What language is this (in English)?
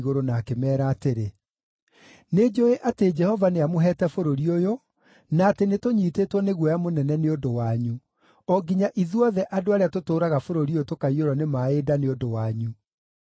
Kikuyu